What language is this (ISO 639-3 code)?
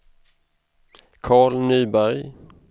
swe